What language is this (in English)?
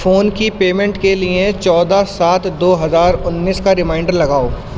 Urdu